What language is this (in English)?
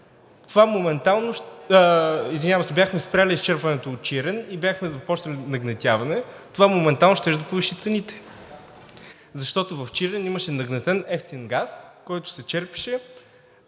Bulgarian